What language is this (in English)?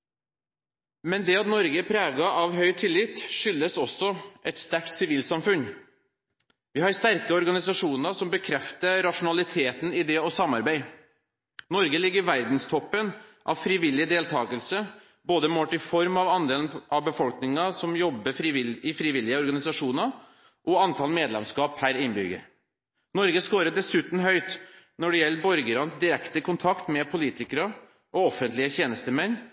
Norwegian Bokmål